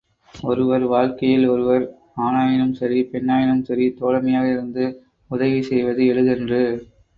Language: Tamil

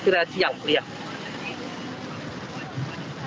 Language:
Indonesian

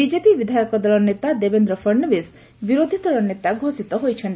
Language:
Odia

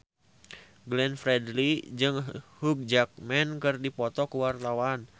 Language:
Sundanese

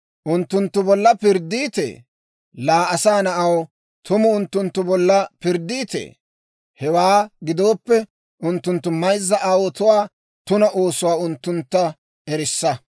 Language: Dawro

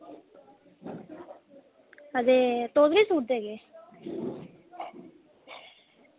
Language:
Dogri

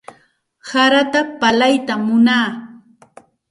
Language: Santa Ana de Tusi Pasco Quechua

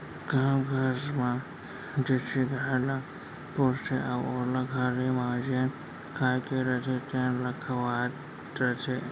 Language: Chhattisgarhi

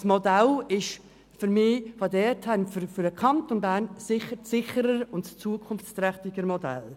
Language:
Swiss German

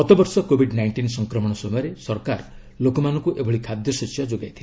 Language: Odia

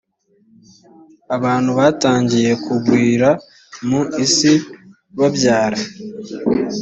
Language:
Kinyarwanda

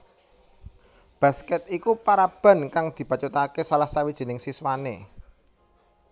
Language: Javanese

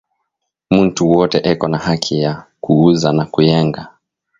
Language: Swahili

